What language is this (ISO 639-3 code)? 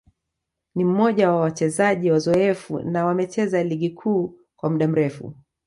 swa